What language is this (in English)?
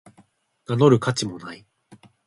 Japanese